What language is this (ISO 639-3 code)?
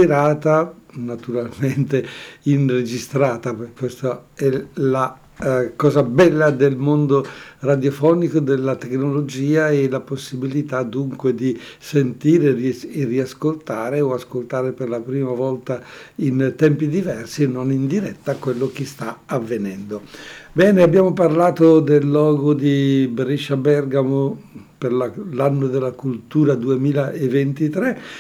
ita